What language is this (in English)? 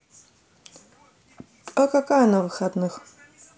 Russian